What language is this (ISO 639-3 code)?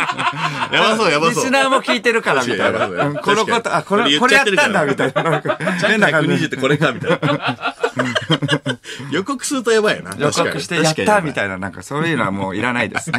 jpn